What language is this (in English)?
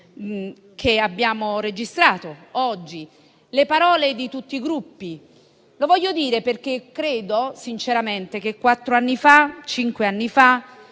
Italian